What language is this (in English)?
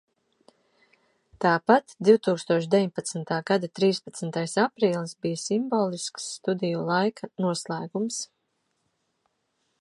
Latvian